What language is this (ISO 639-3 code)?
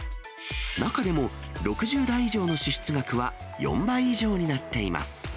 jpn